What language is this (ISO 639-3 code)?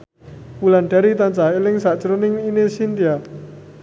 jav